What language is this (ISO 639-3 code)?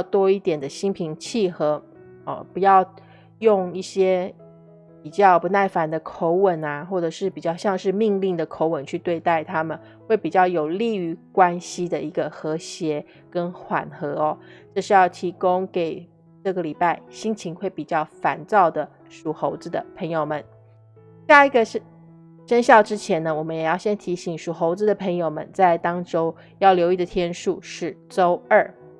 zho